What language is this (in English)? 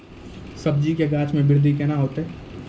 Maithili